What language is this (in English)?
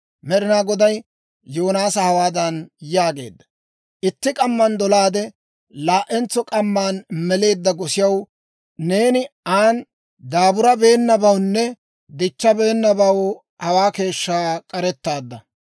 Dawro